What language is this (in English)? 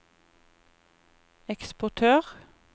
Norwegian